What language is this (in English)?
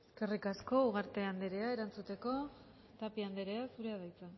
Basque